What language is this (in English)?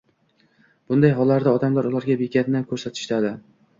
Uzbek